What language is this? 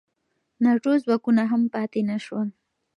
Pashto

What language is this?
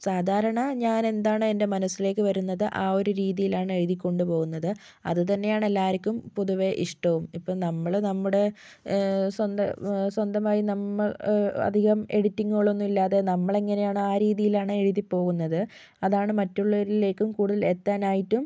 Malayalam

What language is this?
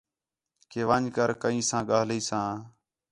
Khetrani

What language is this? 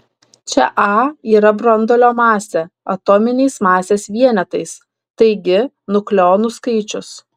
Lithuanian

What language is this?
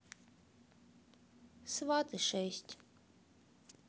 Russian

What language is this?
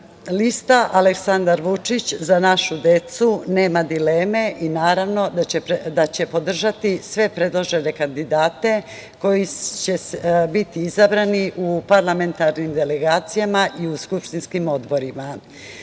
Serbian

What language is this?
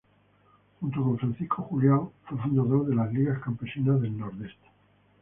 Spanish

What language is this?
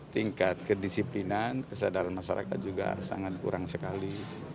Indonesian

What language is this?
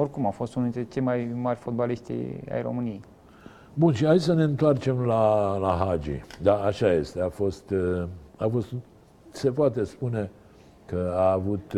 Romanian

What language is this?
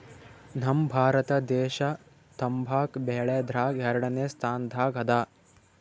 Kannada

